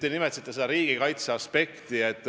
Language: Estonian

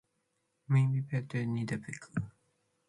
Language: Matsés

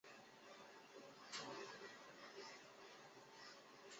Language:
Chinese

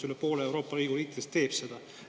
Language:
Estonian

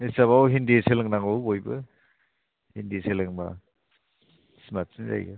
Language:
Bodo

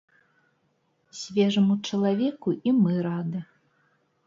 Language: Belarusian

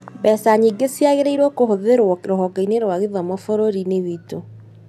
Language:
Kikuyu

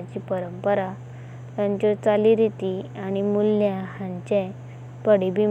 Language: Konkani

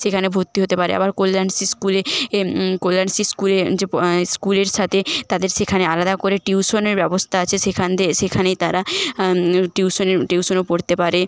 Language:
Bangla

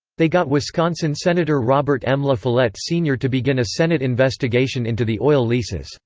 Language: English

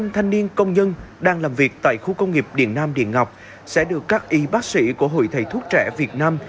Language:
Vietnamese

